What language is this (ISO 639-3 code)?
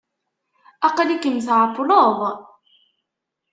kab